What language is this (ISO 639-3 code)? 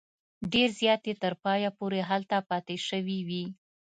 pus